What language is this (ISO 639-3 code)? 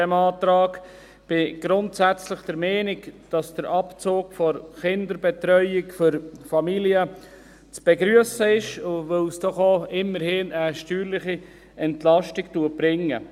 gsw